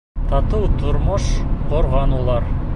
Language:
Bashkir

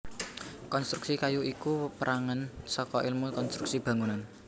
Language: Javanese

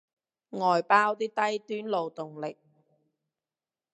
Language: Cantonese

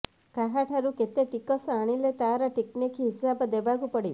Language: Odia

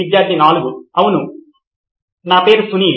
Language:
Telugu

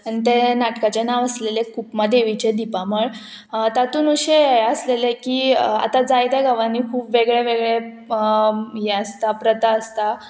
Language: Konkani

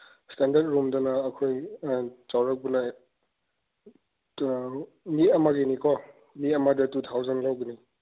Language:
Manipuri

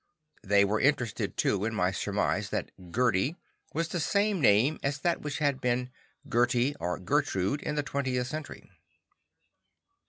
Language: English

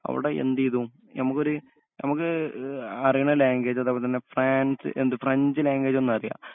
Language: Malayalam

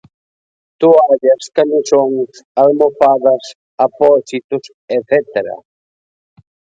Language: Galician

